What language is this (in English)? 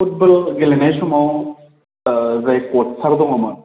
Bodo